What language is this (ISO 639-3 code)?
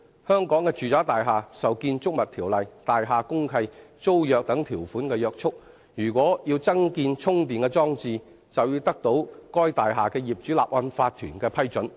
yue